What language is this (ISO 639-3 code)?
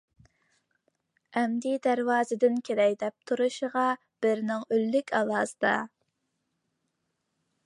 uig